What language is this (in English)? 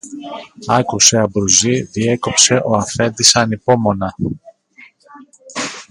Greek